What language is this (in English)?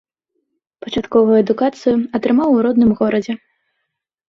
Belarusian